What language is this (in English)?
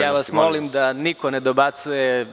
Serbian